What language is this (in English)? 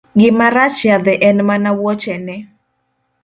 Luo (Kenya and Tanzania)